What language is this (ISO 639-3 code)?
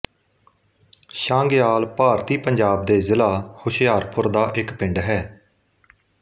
pan